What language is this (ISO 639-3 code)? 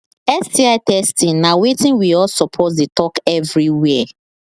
pcm